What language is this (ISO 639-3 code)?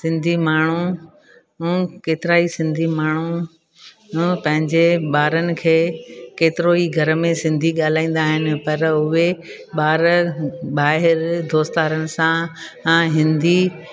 snd